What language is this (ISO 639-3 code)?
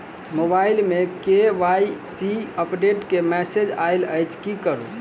mai